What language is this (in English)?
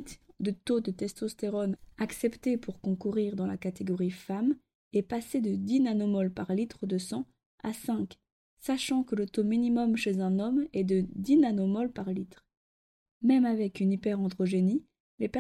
French